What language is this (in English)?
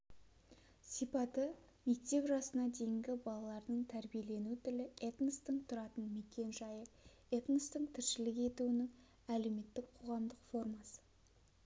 Kazakh